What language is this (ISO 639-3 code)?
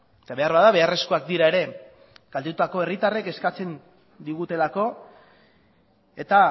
eus